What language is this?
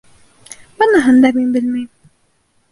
Bashkir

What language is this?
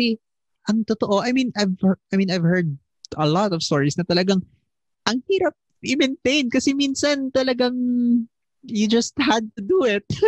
Filipino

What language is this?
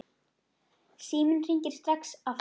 Icelandic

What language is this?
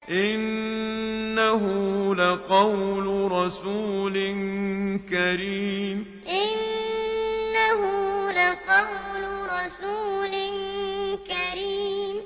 Arabic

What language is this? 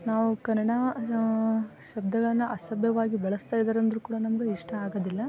Kannada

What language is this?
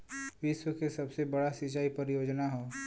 Bhojpuri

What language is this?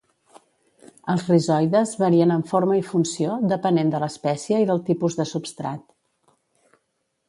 Catalan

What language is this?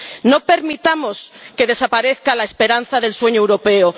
Spanish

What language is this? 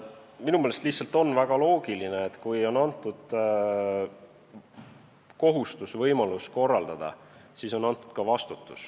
Estonian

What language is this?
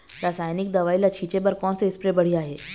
Chhattisgarhi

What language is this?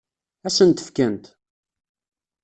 Kabyle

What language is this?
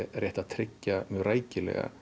Icelandic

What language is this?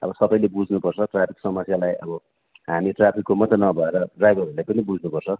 Nepali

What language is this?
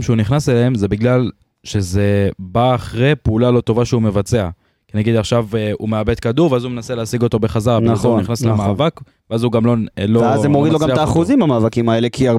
Hebrew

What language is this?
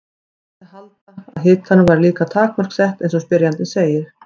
Icelandic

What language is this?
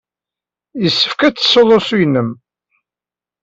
Kabyle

